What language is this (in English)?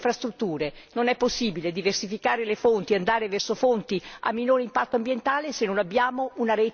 Italian